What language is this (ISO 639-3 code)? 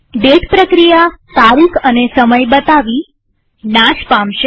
guj